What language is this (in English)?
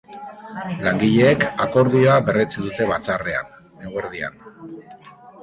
Basque